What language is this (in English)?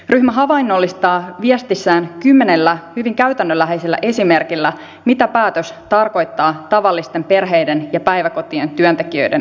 Finnish